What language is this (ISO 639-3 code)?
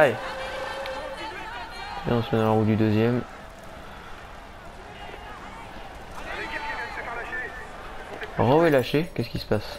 fra